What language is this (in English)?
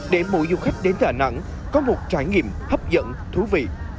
Vietnamese